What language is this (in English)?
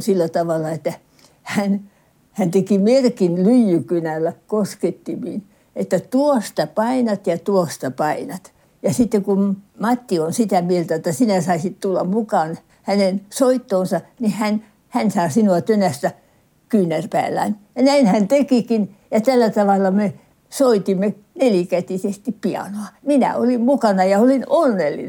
Finnish